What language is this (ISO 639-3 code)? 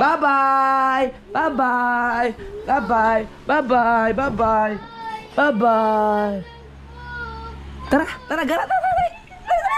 fil